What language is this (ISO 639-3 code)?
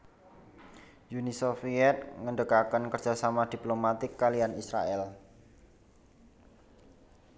jav